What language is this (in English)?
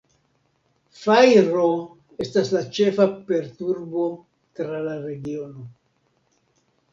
Esperanto